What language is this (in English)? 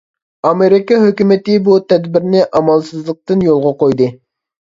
Uyghur